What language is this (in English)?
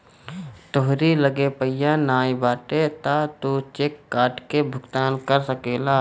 Bhojpuri